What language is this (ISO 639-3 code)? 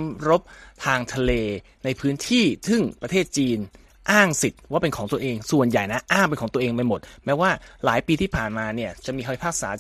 tha